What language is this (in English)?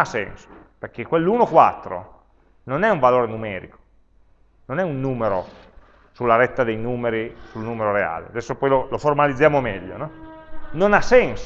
Italian